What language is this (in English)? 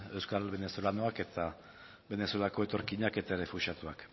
Basque